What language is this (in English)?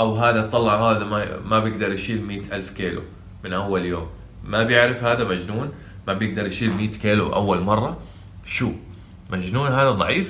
Arabic